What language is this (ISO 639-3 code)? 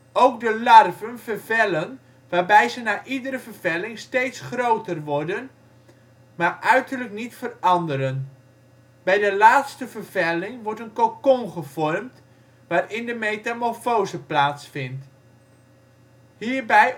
nld